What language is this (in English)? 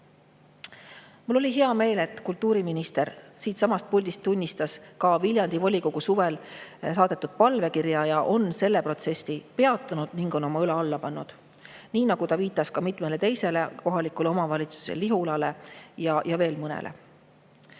Estonian